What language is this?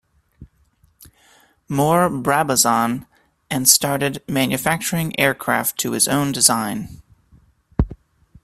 English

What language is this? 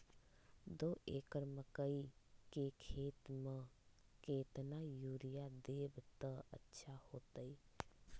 Magahi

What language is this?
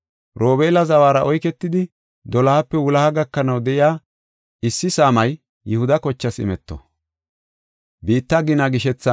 Gofa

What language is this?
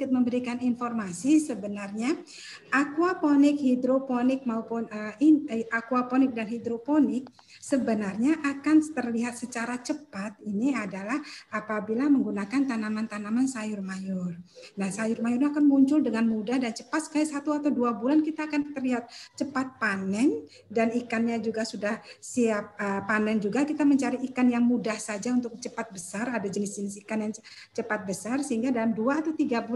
Indonesian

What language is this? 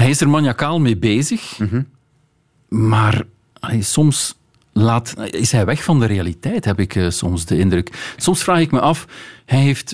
Dutch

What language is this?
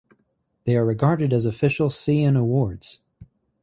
English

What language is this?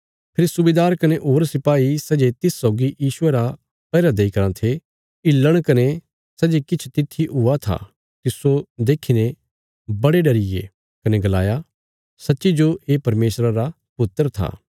Bilaspuri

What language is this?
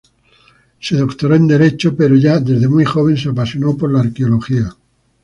Spanish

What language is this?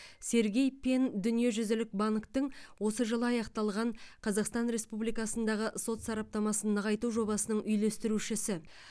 Kazakh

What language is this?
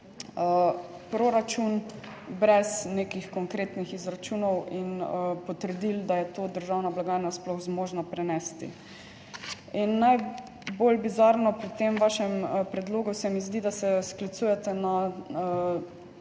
Slovenian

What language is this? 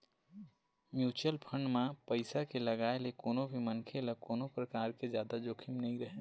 Chhattisgarhi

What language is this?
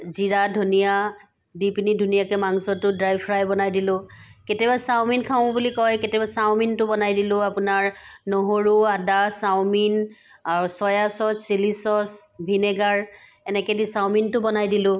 Assamese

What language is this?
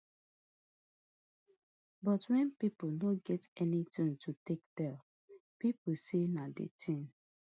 Nigerian Pidgin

